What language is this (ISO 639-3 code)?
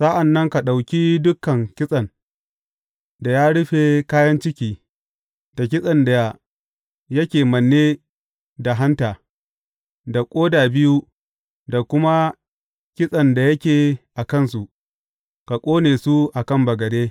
hau